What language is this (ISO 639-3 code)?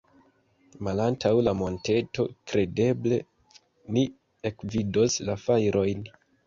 epo